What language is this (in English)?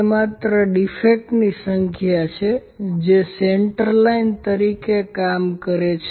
Gujarati